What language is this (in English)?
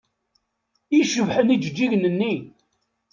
Kabyle